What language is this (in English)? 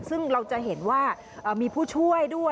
Thai